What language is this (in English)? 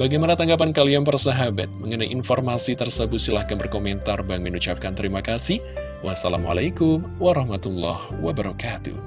Indonesian